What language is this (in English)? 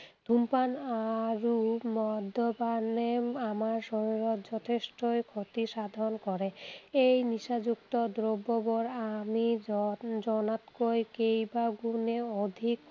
Assamese